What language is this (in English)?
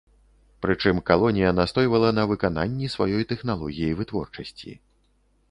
Belarusian